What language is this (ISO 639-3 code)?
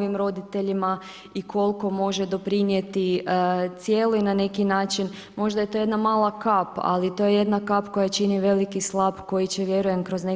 hrv